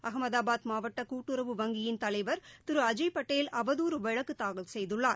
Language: Tamil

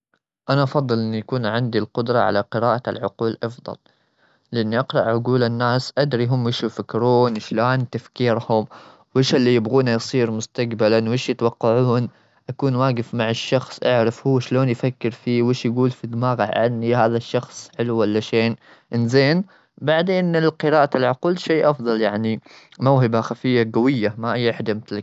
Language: Gulf Arabic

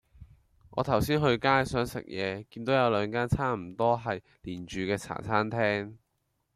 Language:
Cantonese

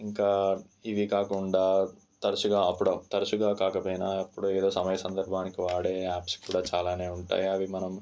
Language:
Telugu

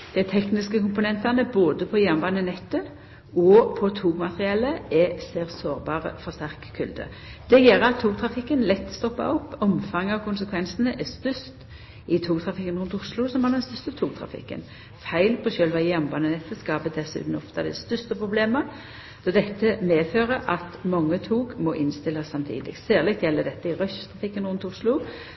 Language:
Norwegian Nynorsk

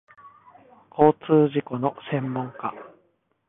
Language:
Japanese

